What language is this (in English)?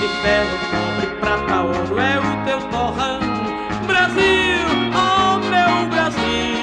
Portuguese